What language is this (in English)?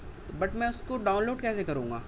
Urdu